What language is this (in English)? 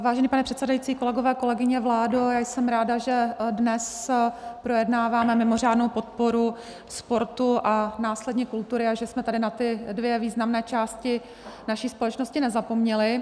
Czech